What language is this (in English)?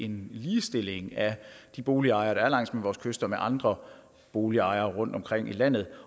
Danish